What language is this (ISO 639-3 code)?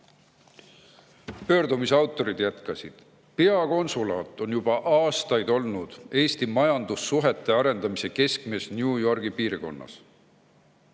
est